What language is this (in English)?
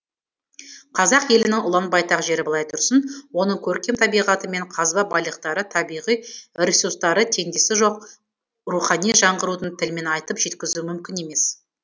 Kazakh